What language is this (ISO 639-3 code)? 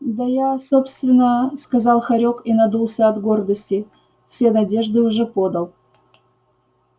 rus